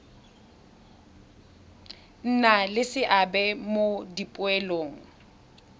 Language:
Tswana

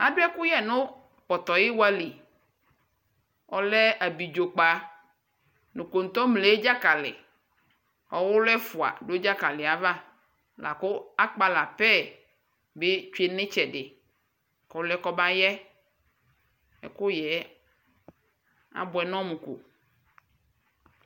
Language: Ikposo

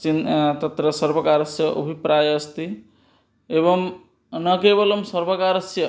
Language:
Sanskrit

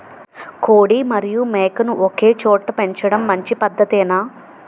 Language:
Telugu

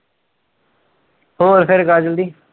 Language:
Punjabi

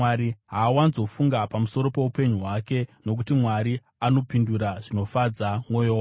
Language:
Shona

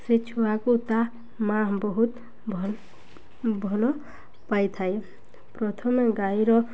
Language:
Odia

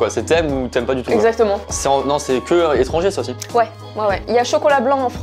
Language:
French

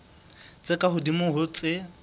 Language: Southern Sotho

